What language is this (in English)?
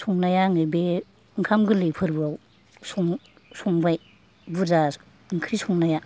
Bodo